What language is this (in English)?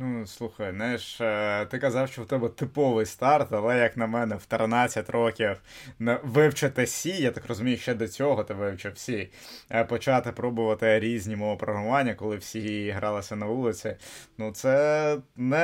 Ukrainian